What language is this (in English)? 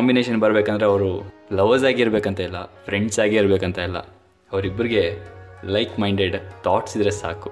Kannada